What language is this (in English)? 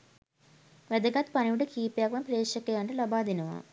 Sinhala